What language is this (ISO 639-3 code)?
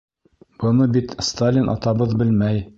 bak